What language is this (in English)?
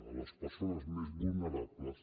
Catalan